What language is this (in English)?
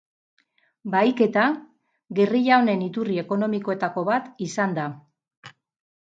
Basque